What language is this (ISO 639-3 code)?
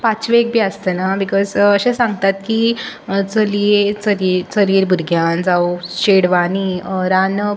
kok